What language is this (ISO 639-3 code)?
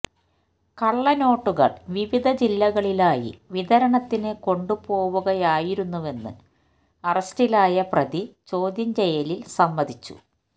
mal